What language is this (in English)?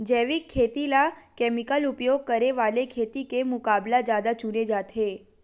Chhattisgarhi